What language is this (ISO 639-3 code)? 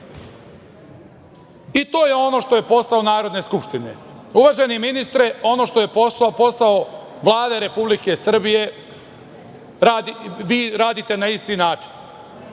srp